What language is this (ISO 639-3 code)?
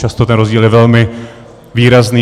ces